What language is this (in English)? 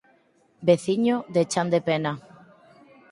Galician